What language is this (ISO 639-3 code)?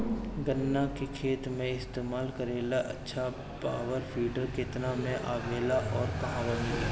bho